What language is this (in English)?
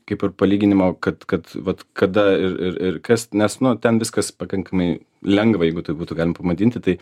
Lithuanian